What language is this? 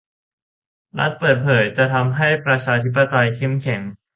Thai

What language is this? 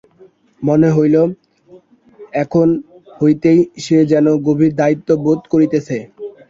Bangla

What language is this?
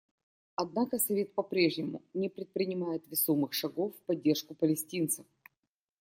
Russian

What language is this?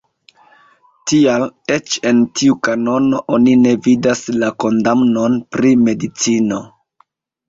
Esperanto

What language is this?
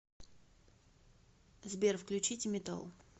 Russian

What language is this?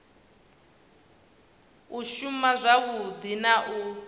Venda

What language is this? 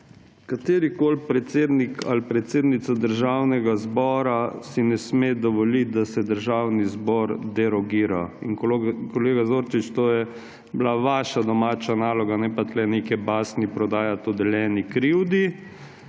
Slovenian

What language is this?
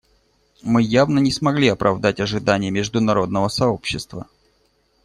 Russian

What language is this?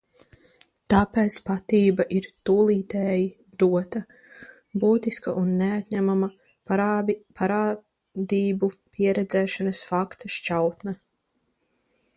Latvian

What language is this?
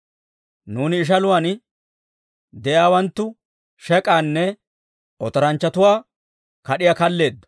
Dawro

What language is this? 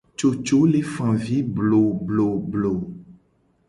Gen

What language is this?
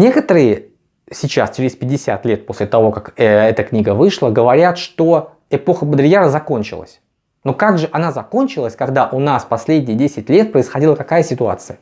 Russian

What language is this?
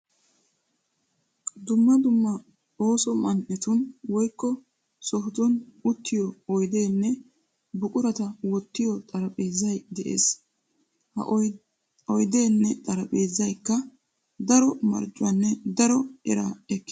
Wolaytta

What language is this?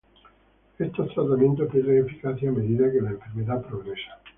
Spanish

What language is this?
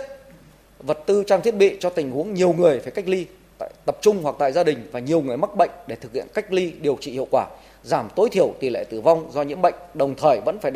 Vietnamese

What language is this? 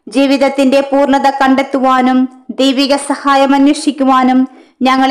Malayalam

